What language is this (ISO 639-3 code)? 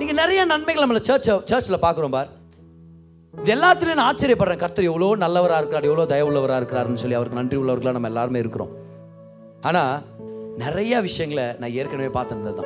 tam